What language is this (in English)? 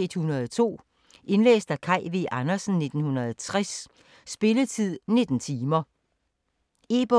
Danish